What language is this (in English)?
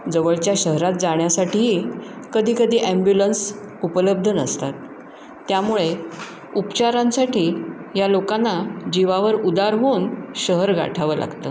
Marathi